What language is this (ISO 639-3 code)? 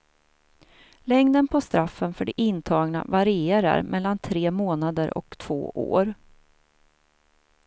swe